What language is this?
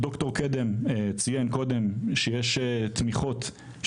Hebrew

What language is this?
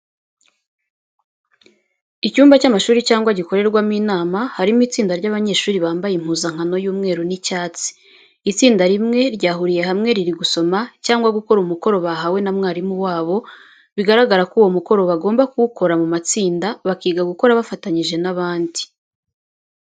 Kinyarwanda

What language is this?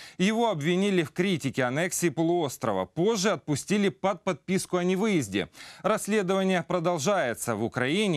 Russian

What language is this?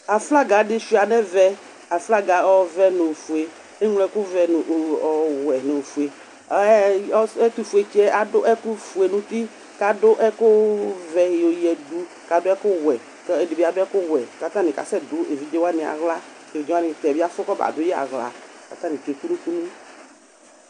Ikposo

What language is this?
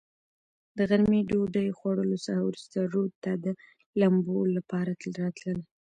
Pashto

